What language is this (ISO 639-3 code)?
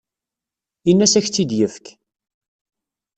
kab